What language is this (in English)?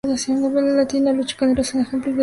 Spanish